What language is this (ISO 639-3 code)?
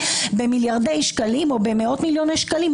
heb